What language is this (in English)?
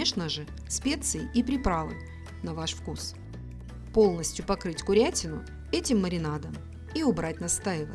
Russian